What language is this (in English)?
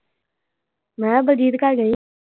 Punjabi